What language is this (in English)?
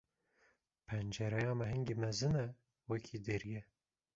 Kurdish